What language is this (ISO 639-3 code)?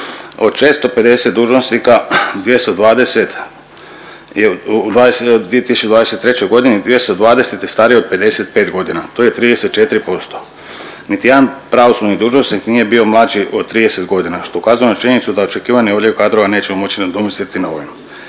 hrv